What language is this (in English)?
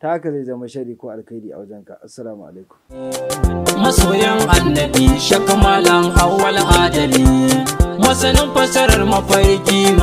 Arabic